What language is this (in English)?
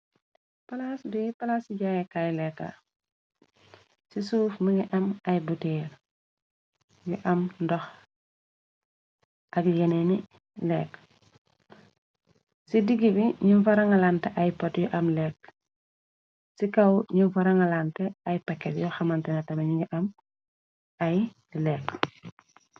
Wolof